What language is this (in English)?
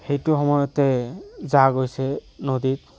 Assamese